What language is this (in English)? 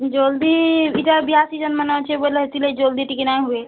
Odia